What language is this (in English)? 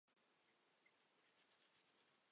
Chinese